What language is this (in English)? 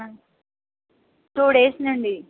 Telugu